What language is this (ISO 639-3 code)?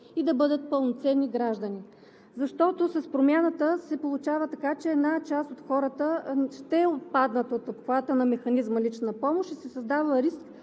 bul